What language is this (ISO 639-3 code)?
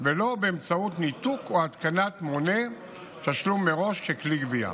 heb